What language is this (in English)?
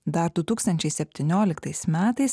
Lithuanian